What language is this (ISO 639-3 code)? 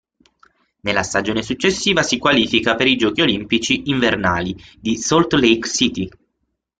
ita